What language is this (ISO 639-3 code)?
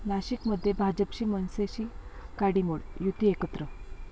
mar